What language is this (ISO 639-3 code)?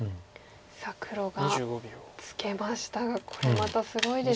jpn